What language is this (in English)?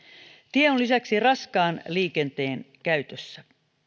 Finnish